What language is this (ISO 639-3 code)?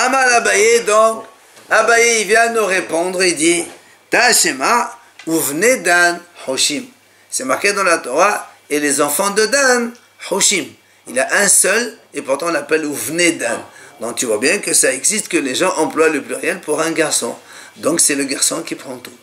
fra